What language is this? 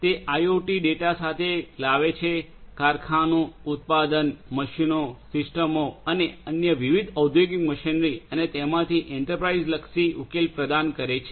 Gujarati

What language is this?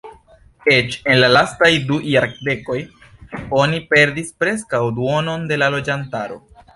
Esperanto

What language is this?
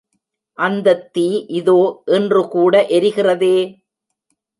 Tamil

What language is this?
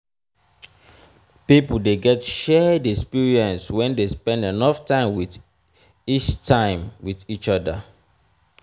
Nigerian Pidgin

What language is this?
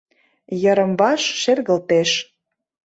Mari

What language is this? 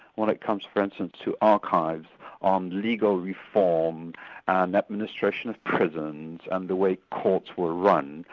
English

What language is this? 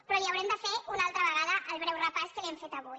Catalan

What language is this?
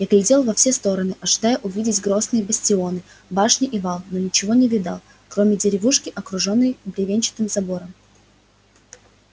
Russian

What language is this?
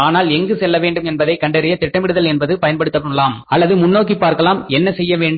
Tamil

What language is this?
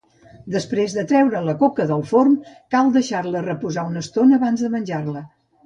Catalan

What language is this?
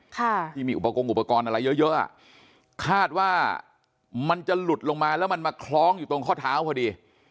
Thai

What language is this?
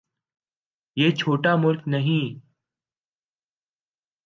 Urdu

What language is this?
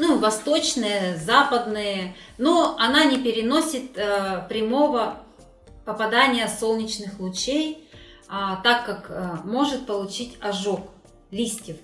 Russian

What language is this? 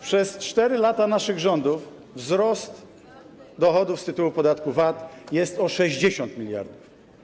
Polish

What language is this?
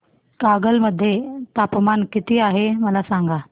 Marathi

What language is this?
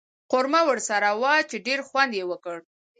Pashto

